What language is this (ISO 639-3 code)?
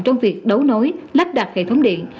vie